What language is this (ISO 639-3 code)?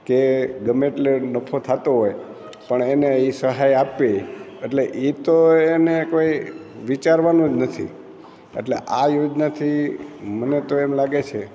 guj